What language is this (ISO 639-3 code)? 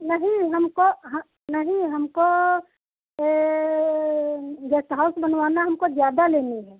hin